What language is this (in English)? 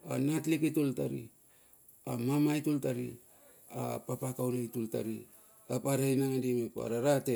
Bilur